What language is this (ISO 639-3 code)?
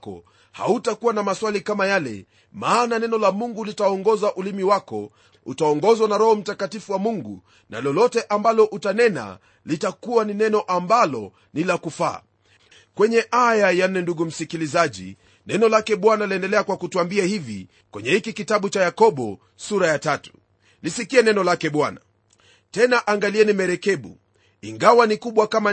swa